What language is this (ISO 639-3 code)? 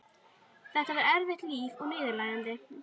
isl